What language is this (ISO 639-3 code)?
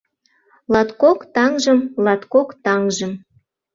chm